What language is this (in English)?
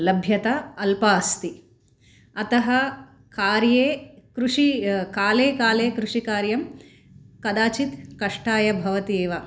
Sanskrit